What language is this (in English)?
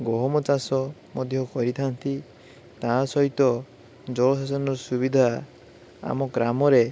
Odia